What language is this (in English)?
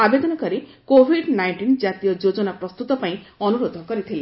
Odia